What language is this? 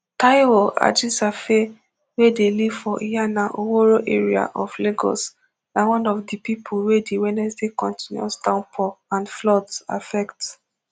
Nigerian Pidgin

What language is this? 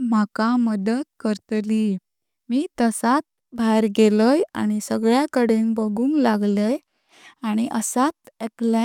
Konkani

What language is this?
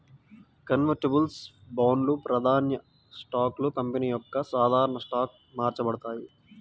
Telugu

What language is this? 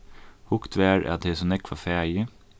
Faroese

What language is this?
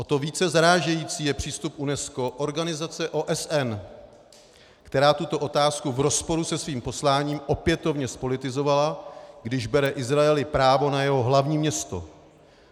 Czech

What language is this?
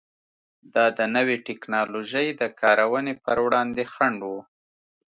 Pashto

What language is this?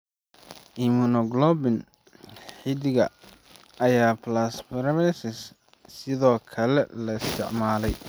Somali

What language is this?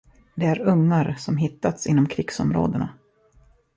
Swedish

